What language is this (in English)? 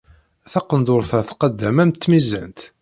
Kabyle